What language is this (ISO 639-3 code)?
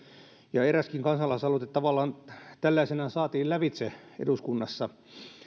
fin